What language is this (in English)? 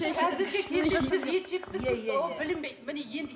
Kazakh